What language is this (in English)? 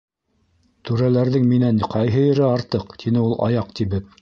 Bashkir